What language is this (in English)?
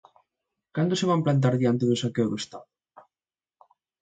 Galician